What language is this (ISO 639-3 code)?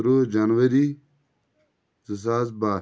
kas